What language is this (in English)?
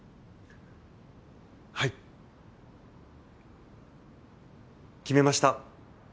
Japanese